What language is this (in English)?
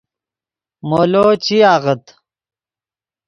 Yidgha